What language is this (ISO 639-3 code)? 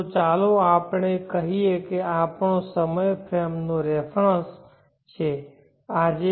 guj